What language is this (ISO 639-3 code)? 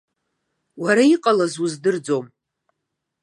abk